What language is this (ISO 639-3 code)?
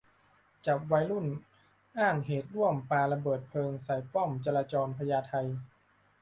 tha